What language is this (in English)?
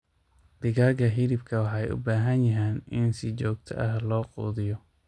Somali